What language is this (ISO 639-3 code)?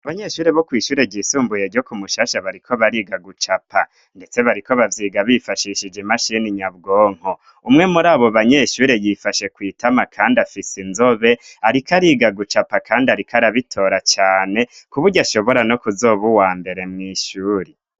run